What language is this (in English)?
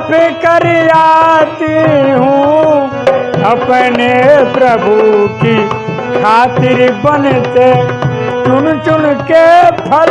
Hindi